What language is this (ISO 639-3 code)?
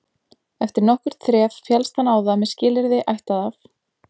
isl